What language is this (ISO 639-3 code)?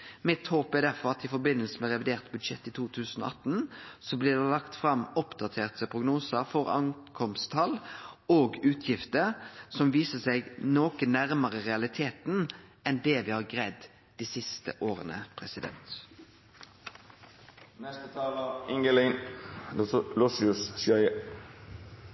nno